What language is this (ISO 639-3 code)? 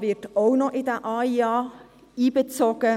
gsw